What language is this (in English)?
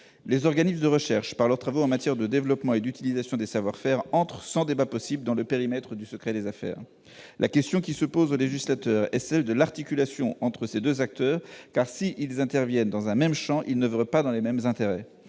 French